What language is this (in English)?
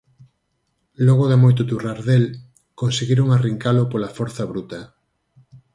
Galician